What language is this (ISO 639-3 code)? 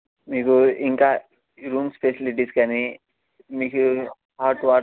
tel